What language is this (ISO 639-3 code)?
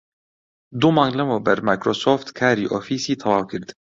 ckb